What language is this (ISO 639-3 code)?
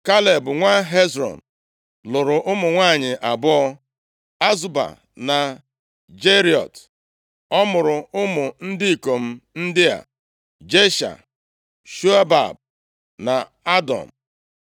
ibo